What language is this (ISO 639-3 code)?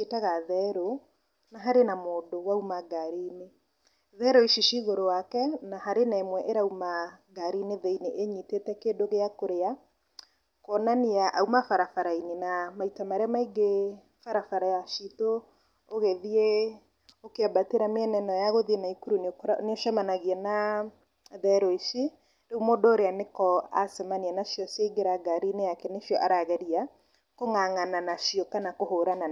kik